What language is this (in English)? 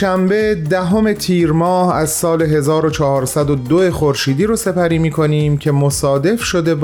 Persian